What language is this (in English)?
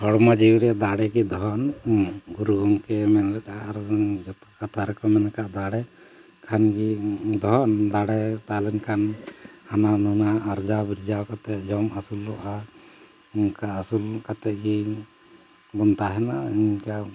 Santali